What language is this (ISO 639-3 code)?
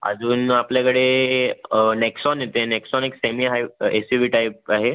mar